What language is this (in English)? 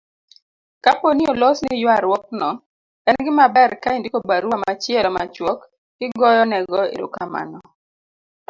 Luo (Kenya and Tanzania)